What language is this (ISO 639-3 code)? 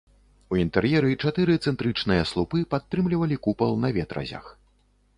bel